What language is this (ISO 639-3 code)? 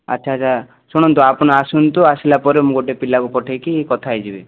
ori